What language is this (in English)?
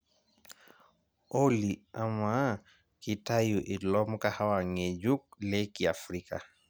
Masai